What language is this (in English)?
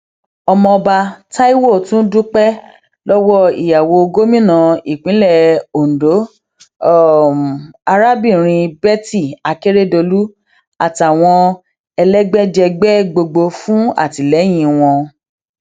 Yoruba